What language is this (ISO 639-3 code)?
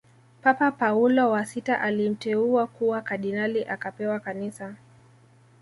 swa